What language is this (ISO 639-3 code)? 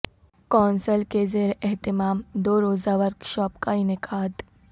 urd